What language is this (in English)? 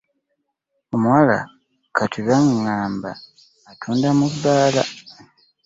Ganda